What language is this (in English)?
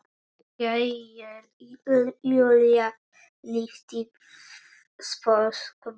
Icelandic